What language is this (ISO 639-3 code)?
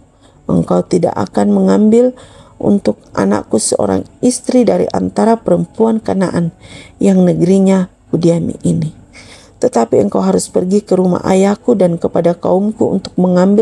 ind